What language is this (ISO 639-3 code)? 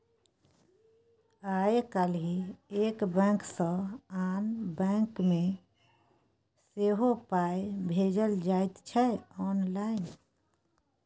mai